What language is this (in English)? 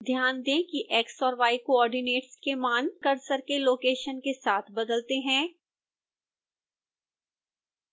Hindi